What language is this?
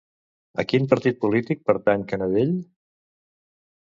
Catalan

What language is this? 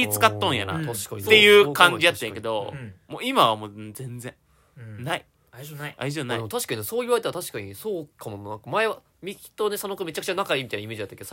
Japanese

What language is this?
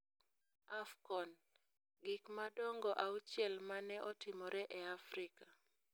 Luo (Kenya and Tanzania)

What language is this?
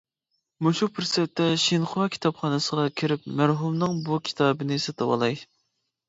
Uyghur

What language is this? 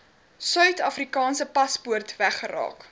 Afrikaans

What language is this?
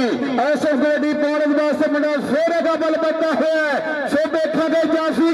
Punjabi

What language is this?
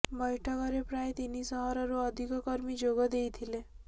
Odia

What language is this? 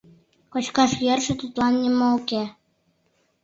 Mari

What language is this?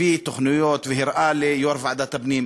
Hebrew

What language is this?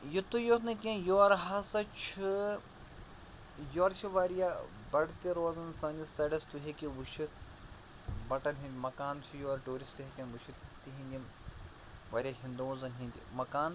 Kashmiri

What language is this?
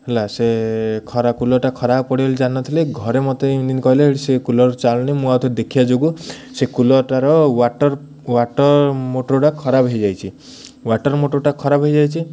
Odia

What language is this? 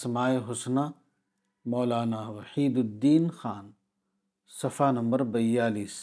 Urdu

